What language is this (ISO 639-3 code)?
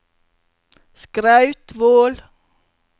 nor